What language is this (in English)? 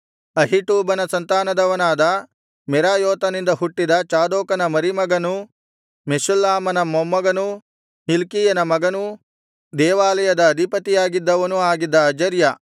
Kannada